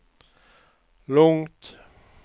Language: Swedish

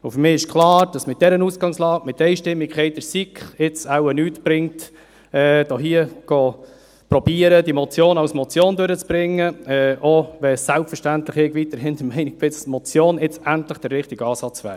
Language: Swiss German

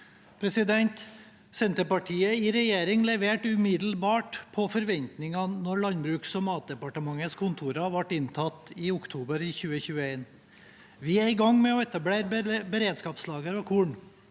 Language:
Norwegian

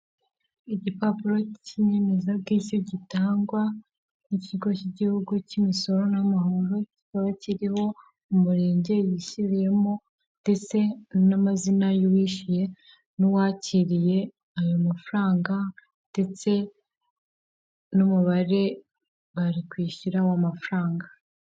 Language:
Kinyarwanda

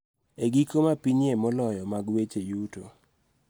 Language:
Luo (Kenya and Tanzania)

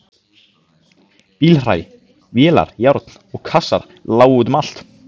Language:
Icelandic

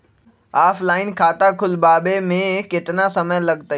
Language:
Magahi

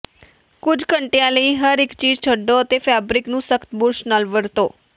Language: Punjabi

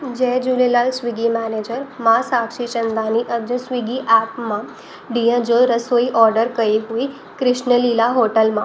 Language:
Sindhi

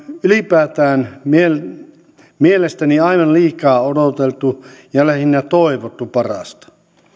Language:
Finnish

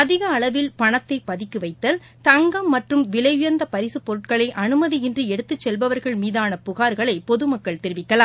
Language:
Tamil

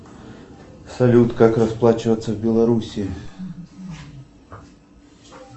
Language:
Russian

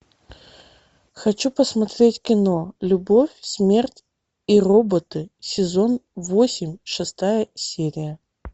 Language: Russian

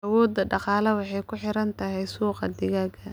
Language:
Somali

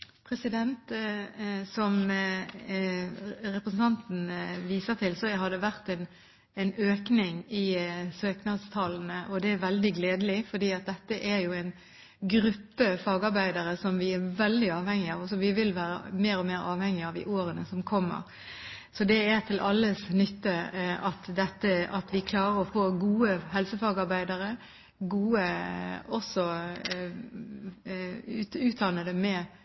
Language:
Norwegian Bokmål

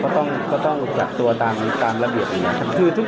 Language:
Thai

